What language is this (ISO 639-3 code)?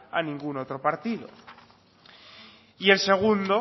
spa